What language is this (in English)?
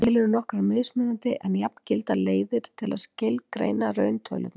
Icelandic